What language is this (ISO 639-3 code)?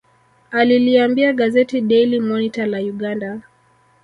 swa